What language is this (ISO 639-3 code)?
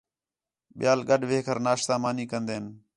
xhe